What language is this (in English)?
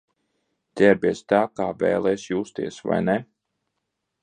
Latvian